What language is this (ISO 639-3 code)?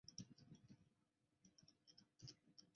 zho